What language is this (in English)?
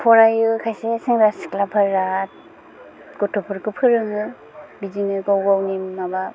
Bodo